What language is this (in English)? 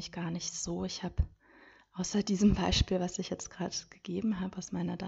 German